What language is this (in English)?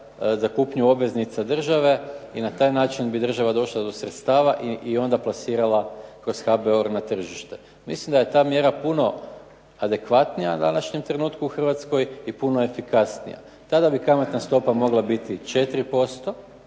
Croatian